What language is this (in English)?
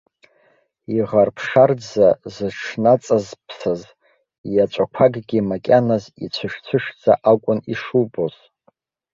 Abkhazian